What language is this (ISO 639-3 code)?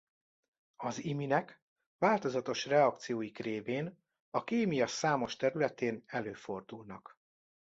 hun